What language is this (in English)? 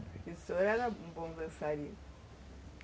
Portuguese